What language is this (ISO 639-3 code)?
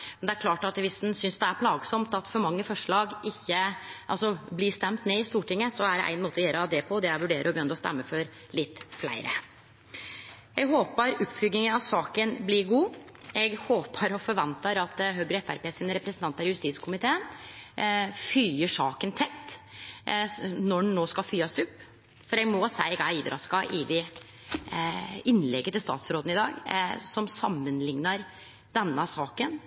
nno